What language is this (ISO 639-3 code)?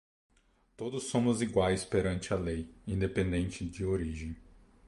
por